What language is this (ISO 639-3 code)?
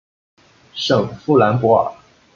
zho